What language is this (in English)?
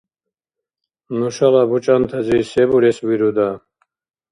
Dargwa